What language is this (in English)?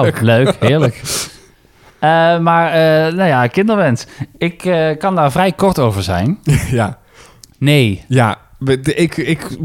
Dutch